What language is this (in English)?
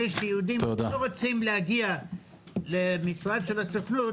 Hebrew